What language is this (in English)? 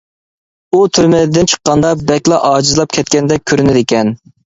Uyghur